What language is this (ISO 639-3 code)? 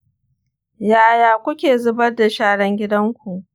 hau